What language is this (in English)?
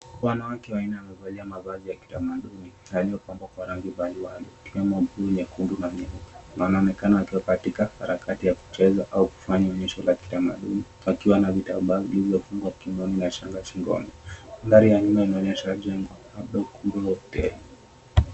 Swahili